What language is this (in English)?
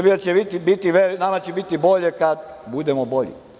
Serbian